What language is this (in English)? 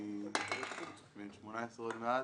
Hebrew